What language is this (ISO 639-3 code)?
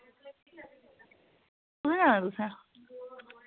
doi